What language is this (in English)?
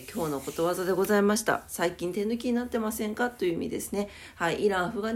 Japanese